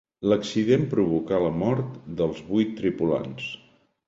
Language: Catalan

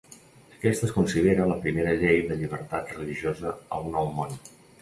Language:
Catalan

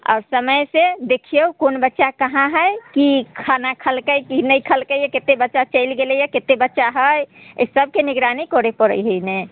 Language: Maithili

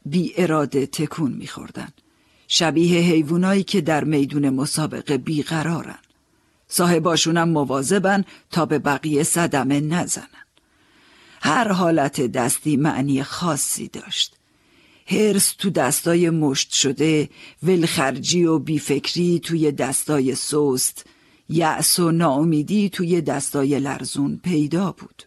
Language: Persian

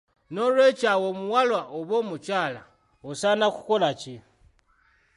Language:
Ganda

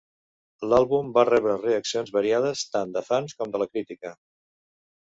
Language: Catalan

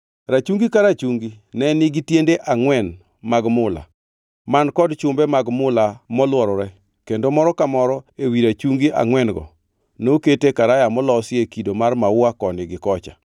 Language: Luo (Kenya and Tanzania)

